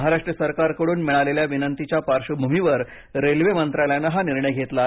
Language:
Marathi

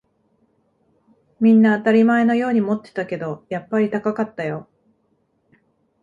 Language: Japanese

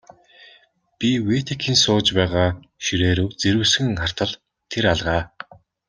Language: Mongolian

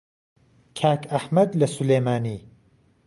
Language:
Central Kurdish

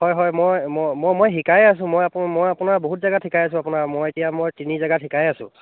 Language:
Assamese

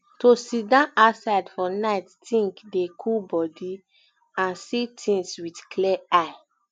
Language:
Nigerian Pidgin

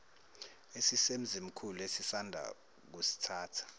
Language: Zulu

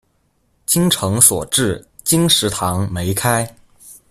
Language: Chinese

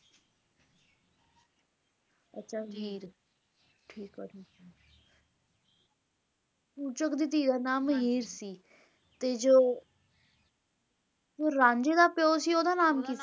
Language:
Punjabi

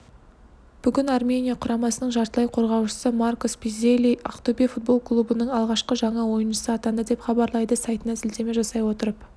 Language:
Kazakh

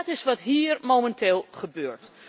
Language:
Dutch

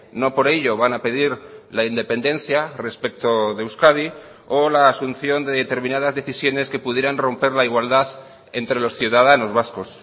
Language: Spanish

